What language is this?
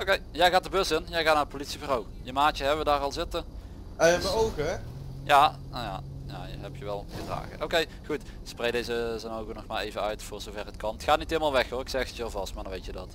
Dutch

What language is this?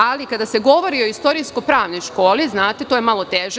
Serbian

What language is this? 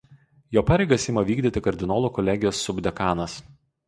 Lithuanian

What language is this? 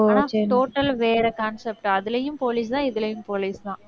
Tamil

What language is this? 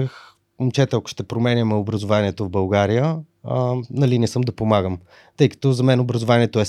Bulgarian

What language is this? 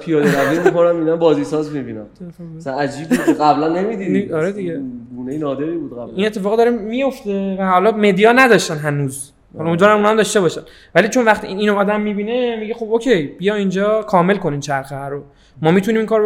Persian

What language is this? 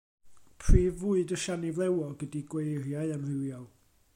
Welsh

